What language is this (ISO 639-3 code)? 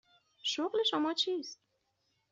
fas